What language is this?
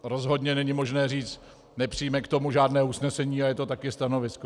Czech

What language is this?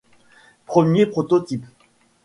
French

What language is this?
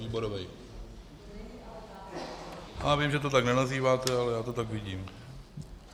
Czech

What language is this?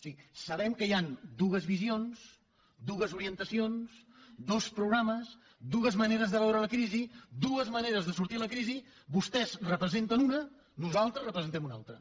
Catalan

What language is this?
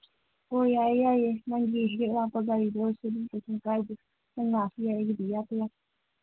Manipuri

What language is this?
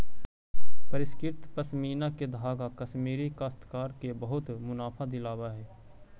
Magahi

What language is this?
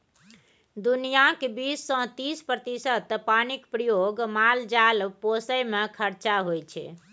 Maithili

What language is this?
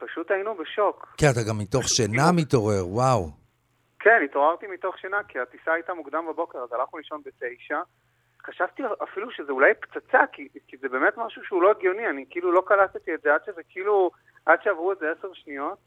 Hebrew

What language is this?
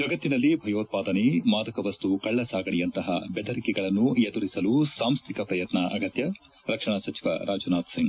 Kannada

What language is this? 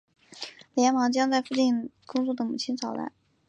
Chinese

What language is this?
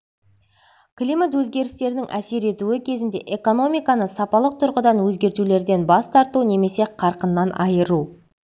Kazakh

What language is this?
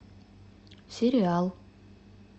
Russian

